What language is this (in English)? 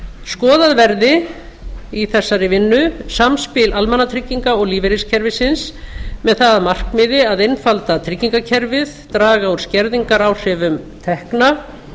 Icelandic